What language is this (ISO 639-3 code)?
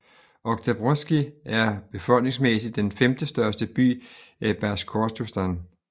dan